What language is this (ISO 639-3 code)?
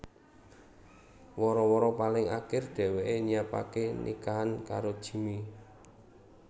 jav